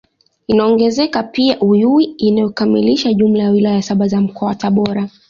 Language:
Swahili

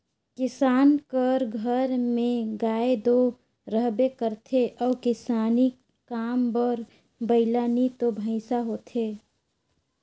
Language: Chhattisgarhi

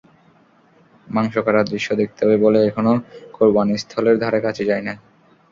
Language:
Bangla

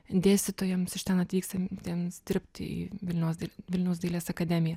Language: Lithuanian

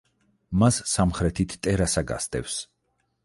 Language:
Georgian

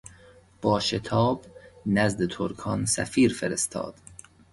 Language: Persian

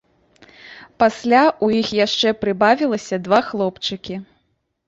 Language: Belarusian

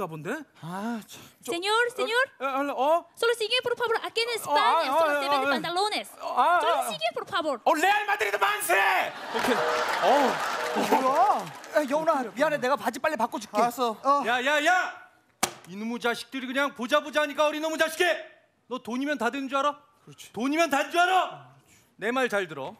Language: Korean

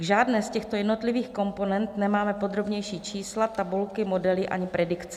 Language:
Czech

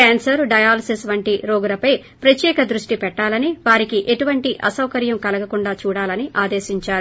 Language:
Telugu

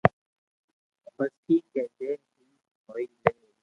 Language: Loarki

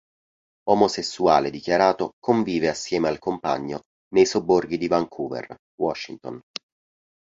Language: Italian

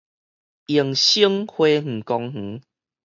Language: Min Nan Chinese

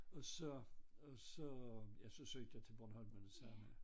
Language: Danish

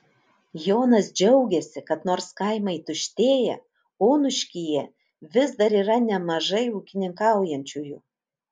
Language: Lithuanian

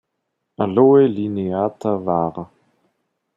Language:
German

